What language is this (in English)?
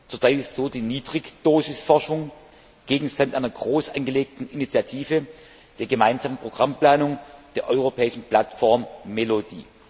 German